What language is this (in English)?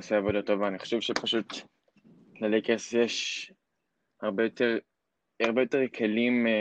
Hebrew